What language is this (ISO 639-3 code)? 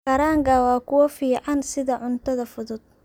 som